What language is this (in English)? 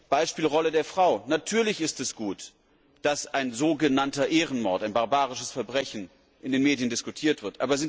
German